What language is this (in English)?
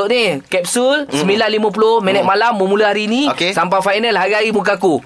Malay